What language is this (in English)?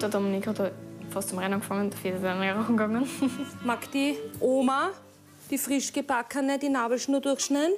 German